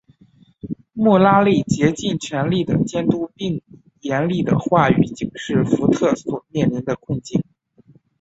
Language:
Chinese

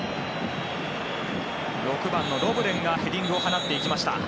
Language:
Japanese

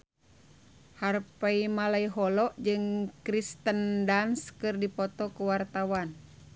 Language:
Sundanese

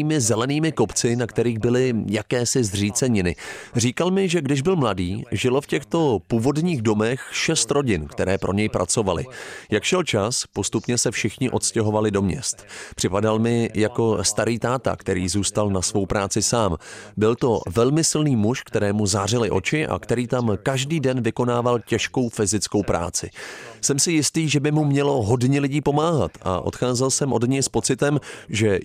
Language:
Czech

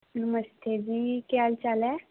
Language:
Dogri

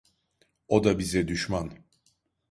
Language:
Turkish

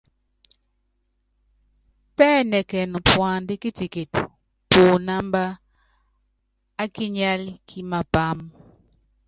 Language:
Yangben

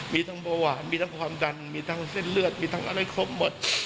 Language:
Thai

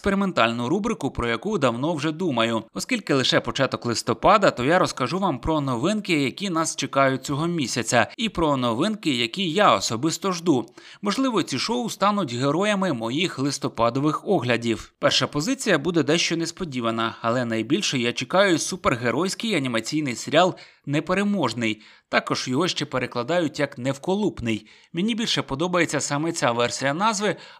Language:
Ukrainian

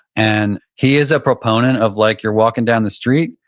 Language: English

